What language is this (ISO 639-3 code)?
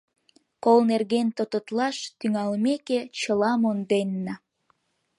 chm